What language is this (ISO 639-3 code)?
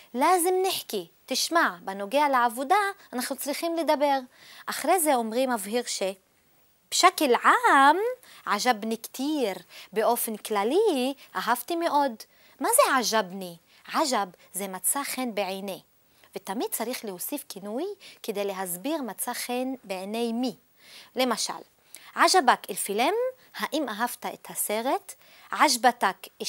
heb